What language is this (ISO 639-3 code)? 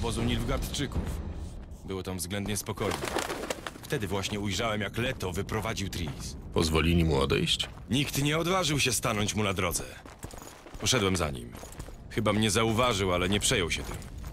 pol